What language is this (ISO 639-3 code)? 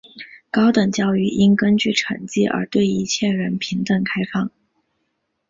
zho